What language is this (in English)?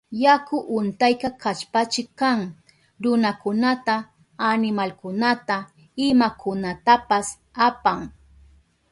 Southern Pastaza Quechua